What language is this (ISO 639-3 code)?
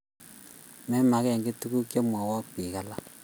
kln